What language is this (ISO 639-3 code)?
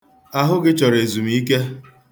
ibo